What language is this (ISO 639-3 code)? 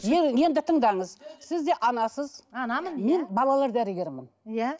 kaz